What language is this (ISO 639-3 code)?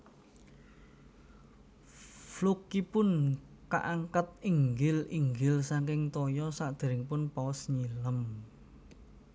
jav